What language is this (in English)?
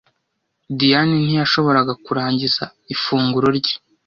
Kinyarwanda